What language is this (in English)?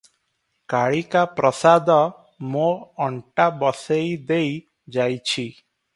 Odia